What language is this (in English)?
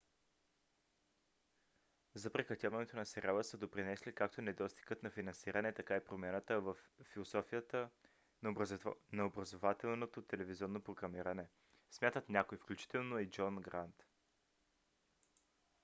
Bulgarian